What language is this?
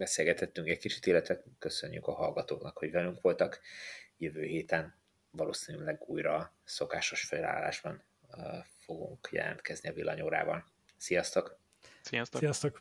Hungarian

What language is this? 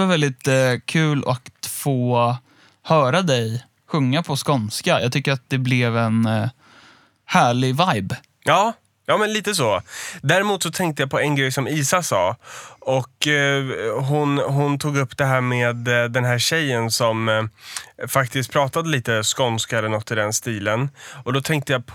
Swedish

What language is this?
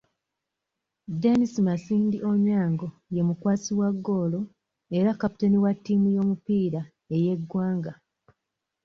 Ganda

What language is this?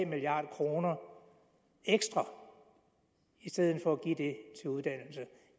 Danish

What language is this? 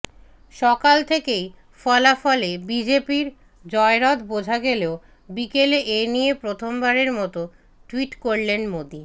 Bangla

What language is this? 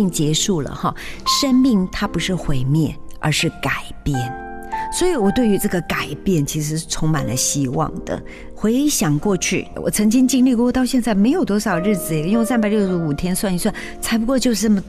Chinese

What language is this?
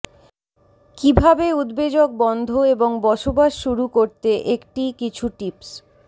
Bangla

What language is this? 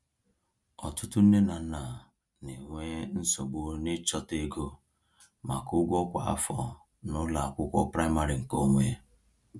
Igbo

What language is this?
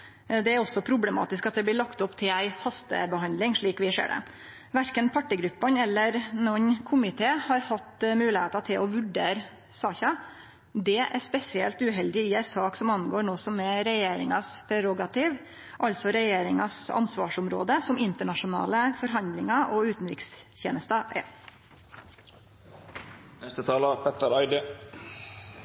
Norwegian Nynorsk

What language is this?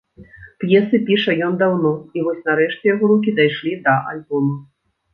Belarusian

